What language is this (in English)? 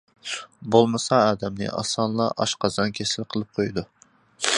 Uyghur